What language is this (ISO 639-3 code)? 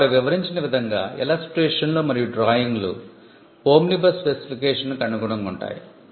tel